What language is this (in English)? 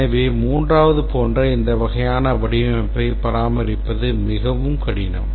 Tamil